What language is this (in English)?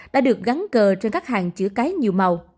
Vietnamese